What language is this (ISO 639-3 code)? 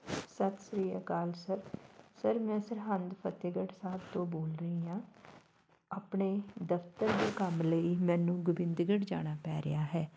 pan